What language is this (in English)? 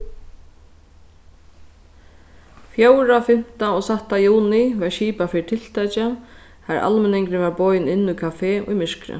Faroese